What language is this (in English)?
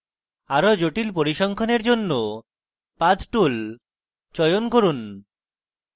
Bangla